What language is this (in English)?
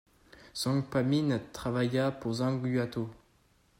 French